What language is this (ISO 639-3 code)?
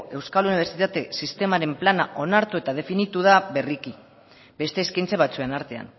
eus